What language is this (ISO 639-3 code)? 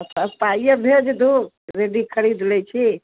mai